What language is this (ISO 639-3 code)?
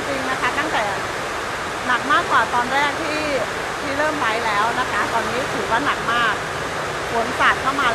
tha